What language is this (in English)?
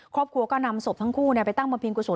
Thai